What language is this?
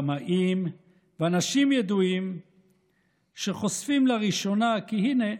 Hebrew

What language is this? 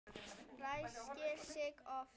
Icelandic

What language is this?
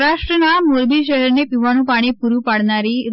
Gujarati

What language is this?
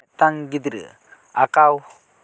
Santali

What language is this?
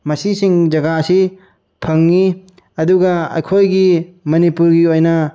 Manipuri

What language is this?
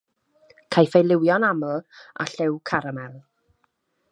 Welsh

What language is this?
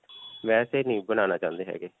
Punjabi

